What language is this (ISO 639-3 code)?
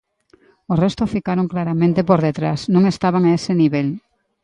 glg